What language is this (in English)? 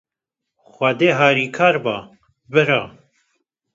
Kurdish